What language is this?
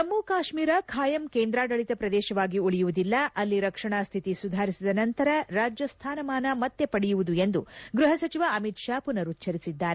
Kannada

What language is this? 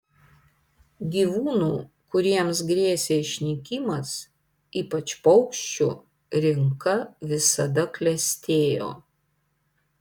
Lithuanian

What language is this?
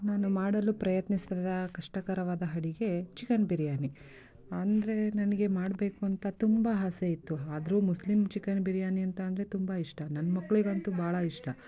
Kannada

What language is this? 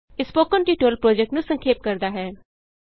Punjabi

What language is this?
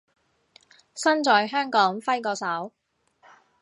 Cantonese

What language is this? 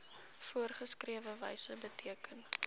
Afrikaans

